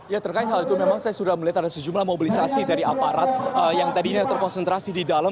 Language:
Indonesian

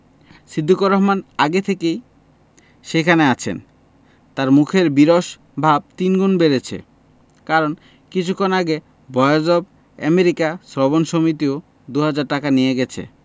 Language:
Bangla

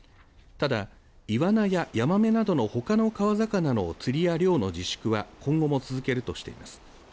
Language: Japanese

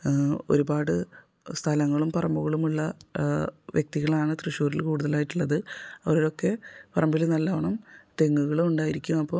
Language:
Malayalam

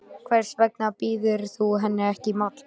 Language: Icelandic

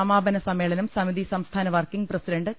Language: Malayalam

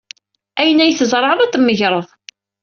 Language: Kabyle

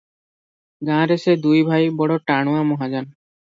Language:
Odia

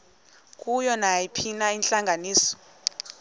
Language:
Xhosa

